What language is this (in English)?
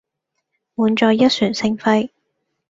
Cantonese